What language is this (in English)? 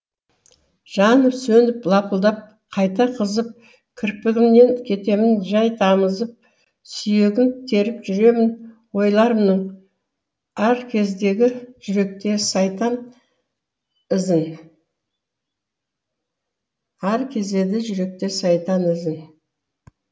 Kazakh